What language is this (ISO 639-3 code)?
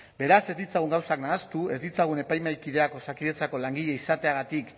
eus